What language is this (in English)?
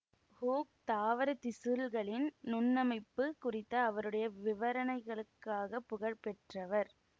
Tamil